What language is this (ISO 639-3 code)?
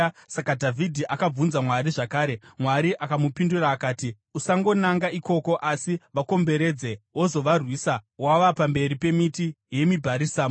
sna